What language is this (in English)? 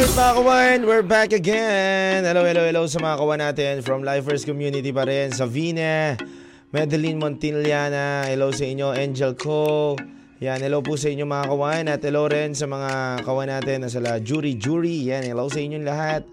Filipino